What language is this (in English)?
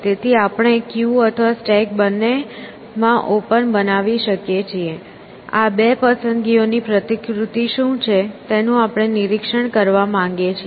Gujarati